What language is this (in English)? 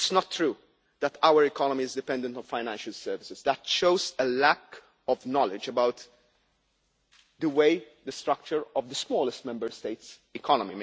English